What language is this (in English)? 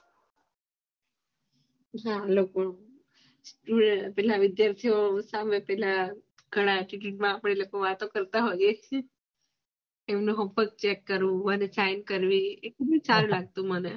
Gujarati